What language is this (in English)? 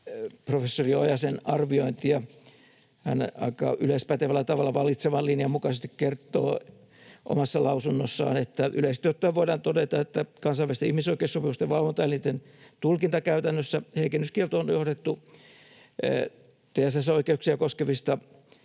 Finnish